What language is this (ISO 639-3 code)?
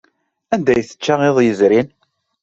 kab